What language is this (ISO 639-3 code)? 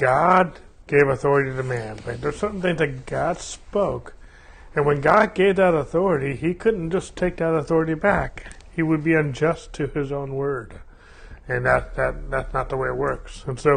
eng